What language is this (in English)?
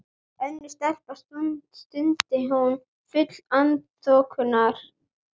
Icelandic